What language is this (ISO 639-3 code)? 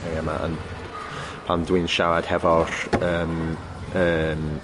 cym